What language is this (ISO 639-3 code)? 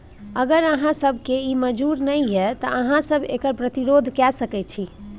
mai